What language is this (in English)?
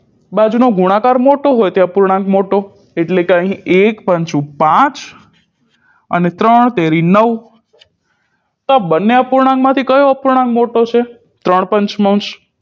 Gujarati